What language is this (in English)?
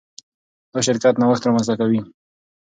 Pashto